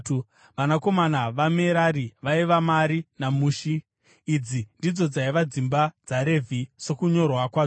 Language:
Shona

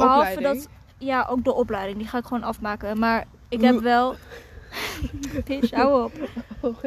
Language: Dutch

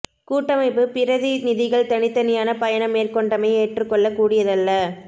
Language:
Tamil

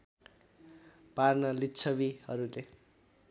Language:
Nepali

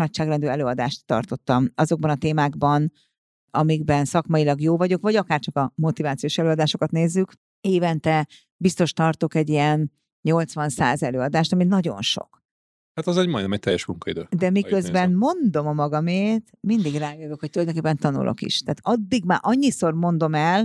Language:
Hungarian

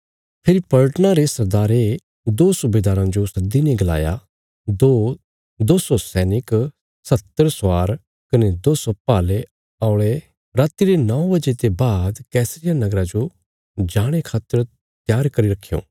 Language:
Bilaspuri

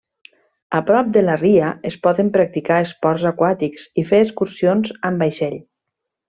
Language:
Catalan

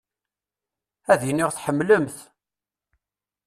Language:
Kabyle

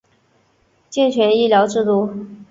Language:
Chinese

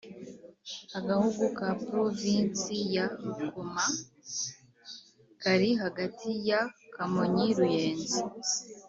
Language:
Kinyarwanda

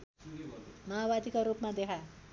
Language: Nepali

